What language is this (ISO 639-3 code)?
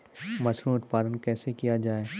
mai